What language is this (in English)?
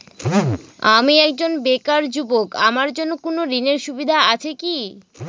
Bangla